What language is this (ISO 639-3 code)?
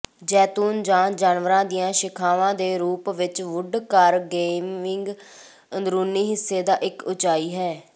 pan